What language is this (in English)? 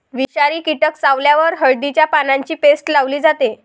Marathi